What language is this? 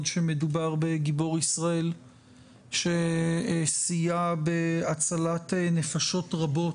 Hebrew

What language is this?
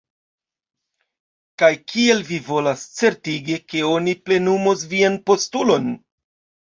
Esperanto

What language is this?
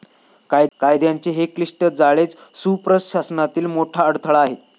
Marathi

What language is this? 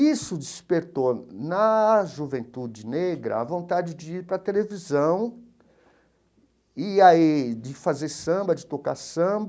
Portuguese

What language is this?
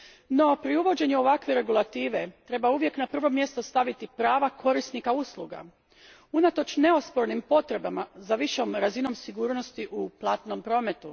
Croatian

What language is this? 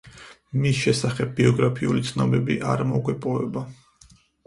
Georgian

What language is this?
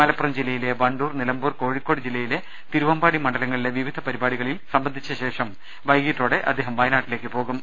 Malayalam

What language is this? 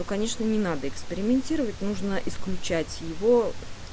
Russian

